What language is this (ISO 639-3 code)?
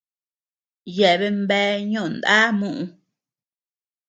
cux